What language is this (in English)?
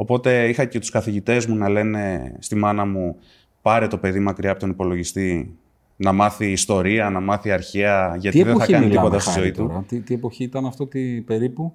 Greek